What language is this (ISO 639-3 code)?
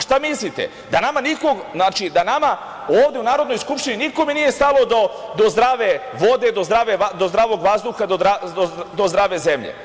srp